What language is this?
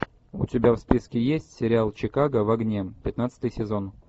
Russian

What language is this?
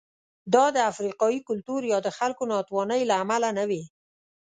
Pashto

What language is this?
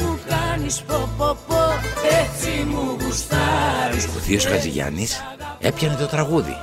Greek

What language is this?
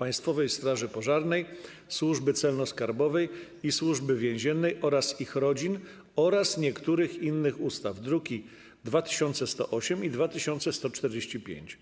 Polish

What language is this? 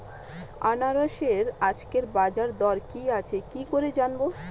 Bangla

